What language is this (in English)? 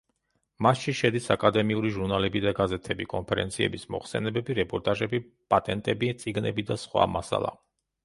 Georgian